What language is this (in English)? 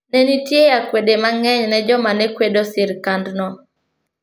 Luo (Kenya and Tanzania)